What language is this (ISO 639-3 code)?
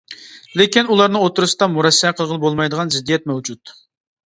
uig